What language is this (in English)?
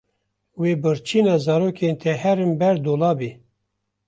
Kurdish